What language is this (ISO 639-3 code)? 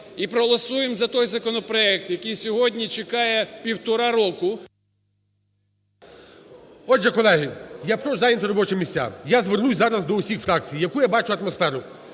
ukr